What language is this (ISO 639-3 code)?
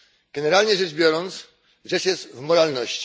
pol